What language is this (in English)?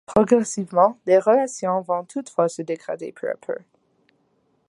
French